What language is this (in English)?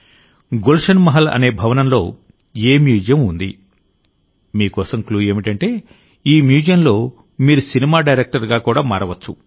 Telugu